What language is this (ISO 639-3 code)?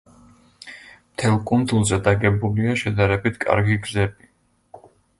kat